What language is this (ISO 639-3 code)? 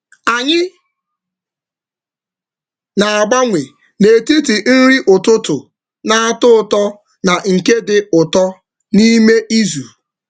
ibo